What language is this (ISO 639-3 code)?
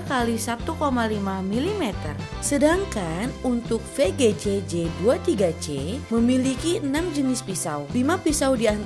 ind